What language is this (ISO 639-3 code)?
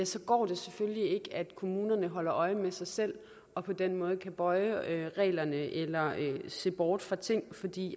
dan